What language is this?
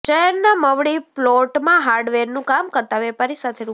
Gujarati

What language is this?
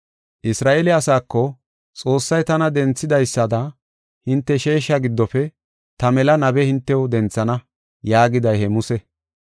Gofa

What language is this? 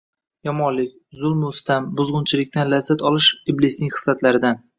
Uzbek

